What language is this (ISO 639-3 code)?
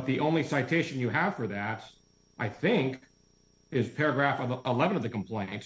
eng